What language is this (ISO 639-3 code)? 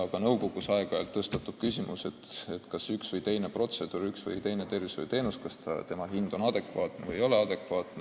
est